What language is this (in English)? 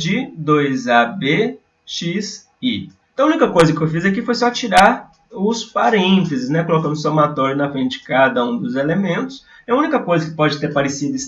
Portuguese